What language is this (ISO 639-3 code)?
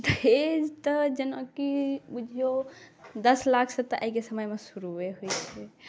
mai